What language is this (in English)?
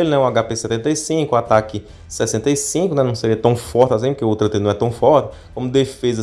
Portuguese